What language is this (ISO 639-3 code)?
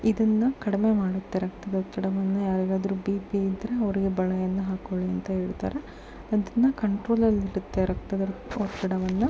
kan